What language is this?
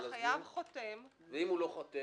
Hebrew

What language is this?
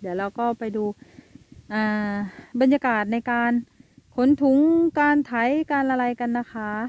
Thai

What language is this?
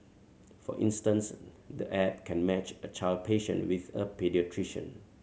English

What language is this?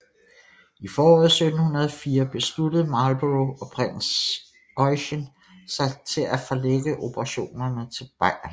Danish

